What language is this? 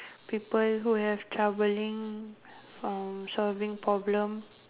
English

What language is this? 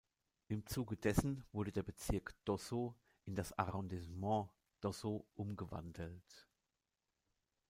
German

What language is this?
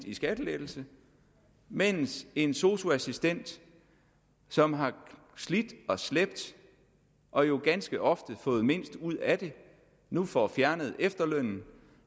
Danish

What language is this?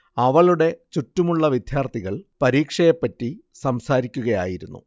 Malayalam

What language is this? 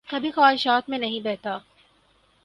Urdu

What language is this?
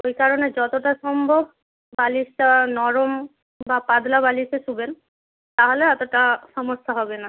Bangla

